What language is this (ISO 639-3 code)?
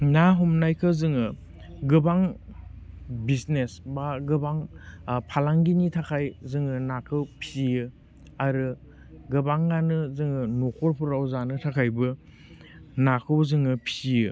brx